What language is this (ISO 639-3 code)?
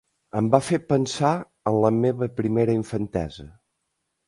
cat